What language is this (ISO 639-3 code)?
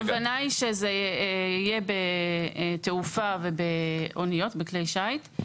heb